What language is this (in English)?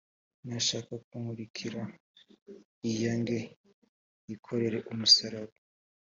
Kinyarwanda